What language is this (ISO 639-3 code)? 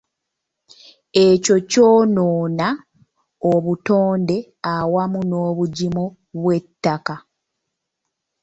lug